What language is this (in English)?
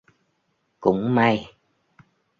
Vietnamese